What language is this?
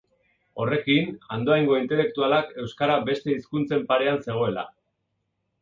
Basque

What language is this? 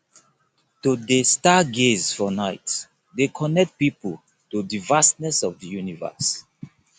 Nigerian Pidgin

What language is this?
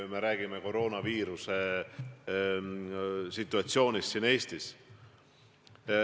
Estonian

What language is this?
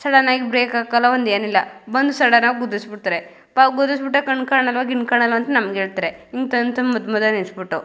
Kannada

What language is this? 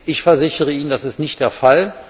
German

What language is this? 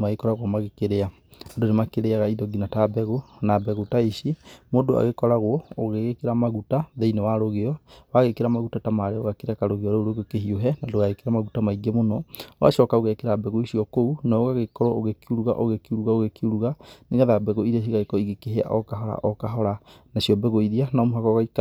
Kikuyu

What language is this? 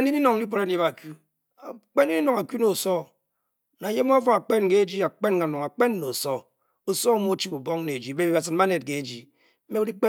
Bokyi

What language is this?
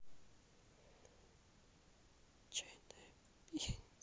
Russian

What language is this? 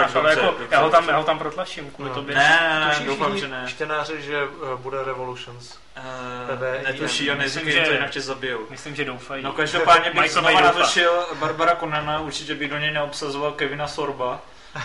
Czech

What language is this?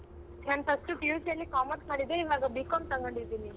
Kannada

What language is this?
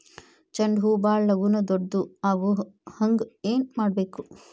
Kannada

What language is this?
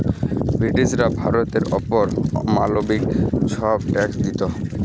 Bangla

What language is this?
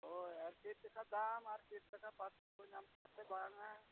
Santali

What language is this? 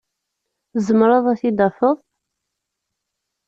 Kabyle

